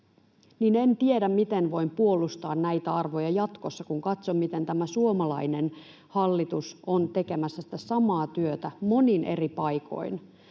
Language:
Finnish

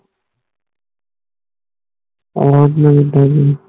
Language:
Punjabi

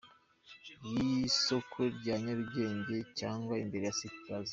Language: Kinyarwanda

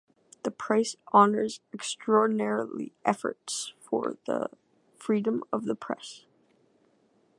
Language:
English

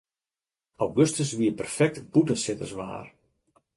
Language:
Western Frisian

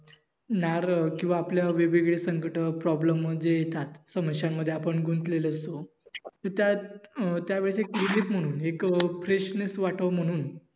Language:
Marathi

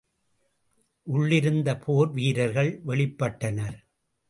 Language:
Tamil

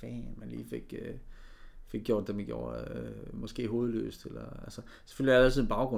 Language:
Danish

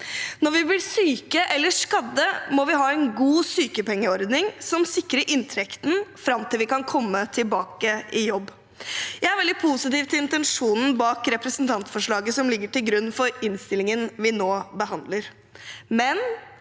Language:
Norwegian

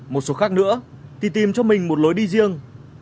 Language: Vietnamese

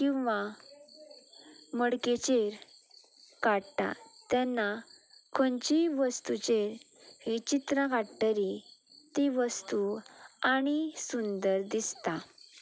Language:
Konkani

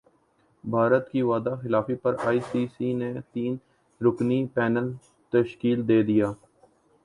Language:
Urdu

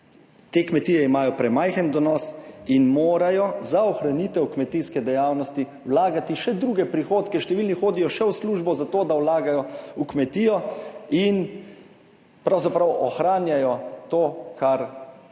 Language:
Slovenian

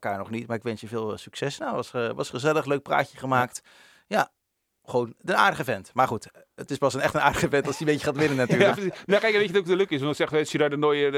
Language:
Dutch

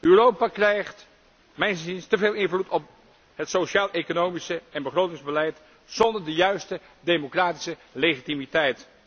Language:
Dutch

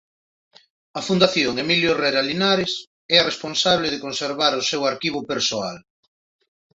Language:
Galician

